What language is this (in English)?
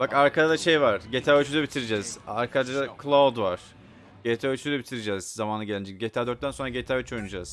Turkish